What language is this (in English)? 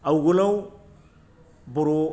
Bodo